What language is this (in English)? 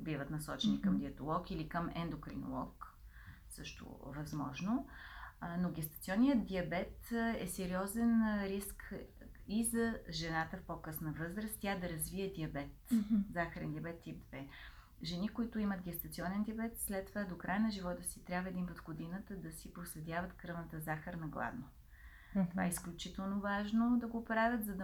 Bulgarian